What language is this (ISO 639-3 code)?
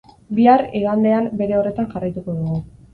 eus